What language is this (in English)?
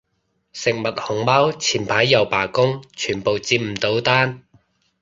Cantonese